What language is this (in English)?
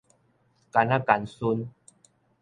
Min Nan Chinese